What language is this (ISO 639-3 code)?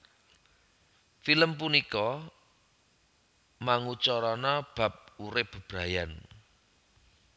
jav